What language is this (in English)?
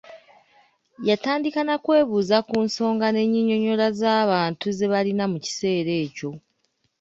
Ganda